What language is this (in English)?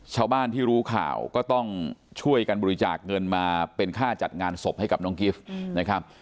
Thai